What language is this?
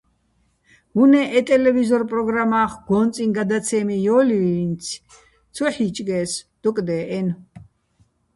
Bats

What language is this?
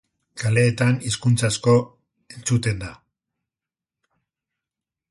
Basque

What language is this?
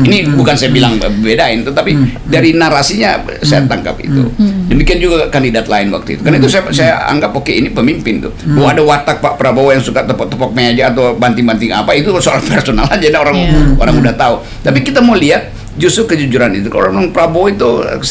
Indonesian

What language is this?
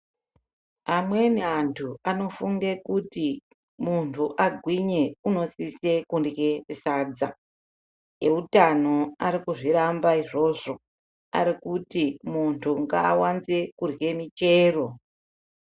Ndau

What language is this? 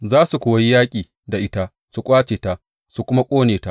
Hausa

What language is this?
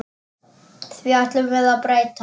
Icelandic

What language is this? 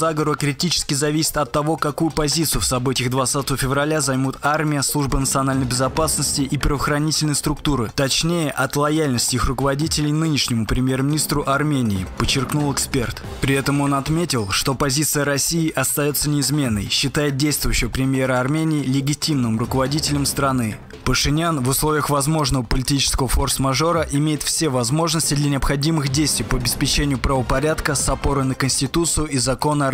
Russian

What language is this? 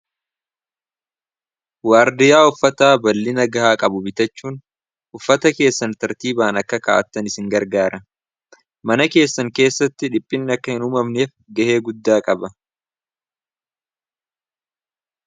Oromo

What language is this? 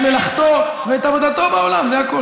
Hebrew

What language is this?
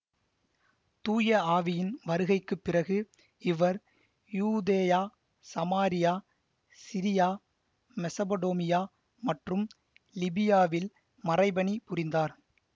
Tamil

